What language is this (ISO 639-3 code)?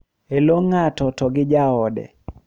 luo